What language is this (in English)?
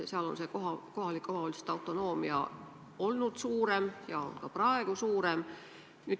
Estonian